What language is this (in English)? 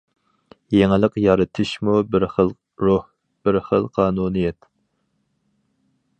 Uyghur